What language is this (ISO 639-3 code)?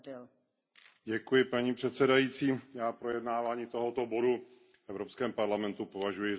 ces